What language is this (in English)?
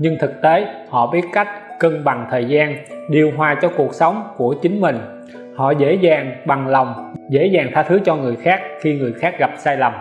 Vietnamese